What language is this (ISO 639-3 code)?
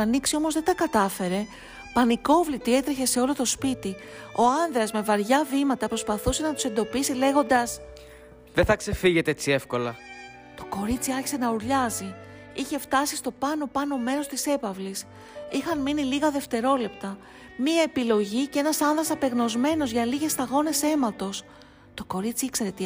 ell